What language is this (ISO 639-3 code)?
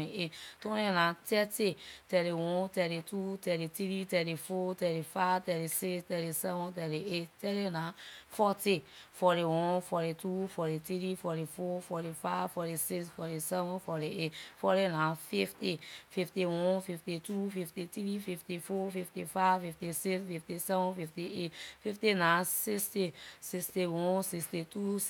lir